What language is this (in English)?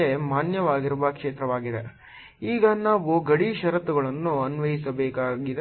Kannada